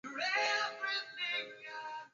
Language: Swahili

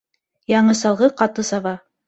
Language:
Bashkir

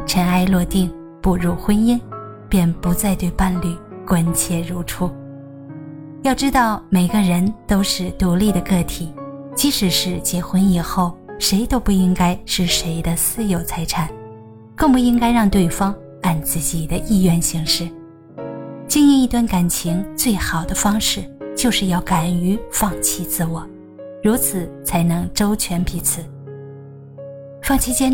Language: Chinese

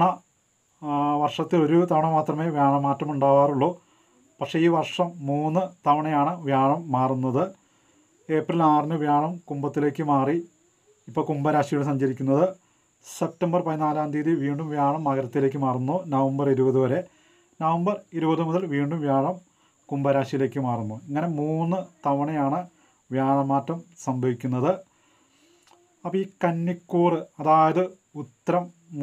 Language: Turkish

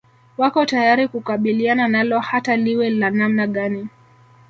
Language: Swahili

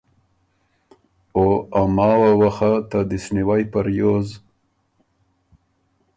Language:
Ormuri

